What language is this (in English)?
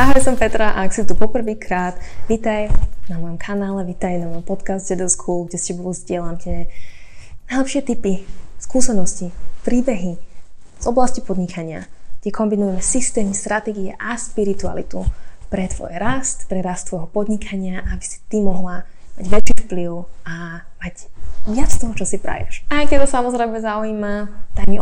Slovak